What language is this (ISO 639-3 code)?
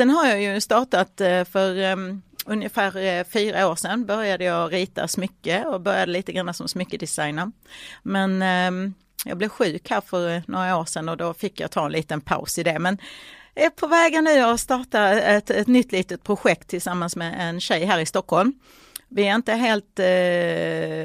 swe